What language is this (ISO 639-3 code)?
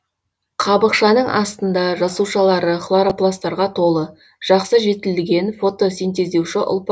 kaz